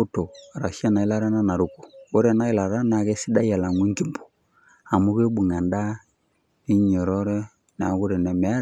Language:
Masai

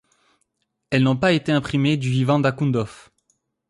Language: French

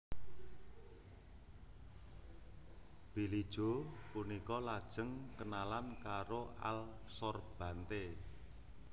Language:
Javanese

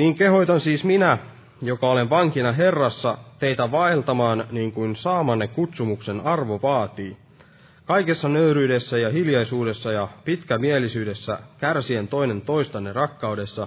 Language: Finnish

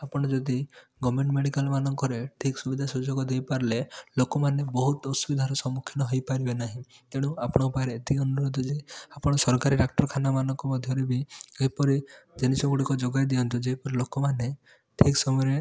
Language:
Odia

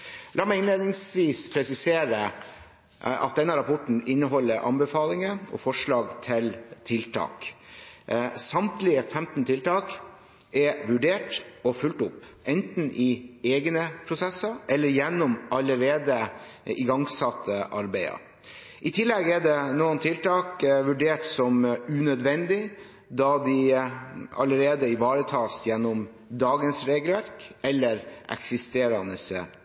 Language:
Norwegian Bokmål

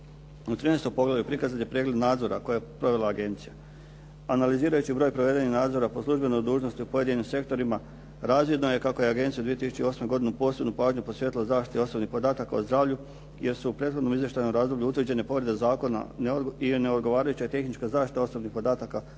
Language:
Croatian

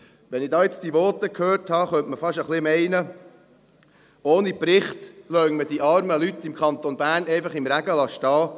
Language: Swiss German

